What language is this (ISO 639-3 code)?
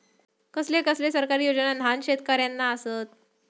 mar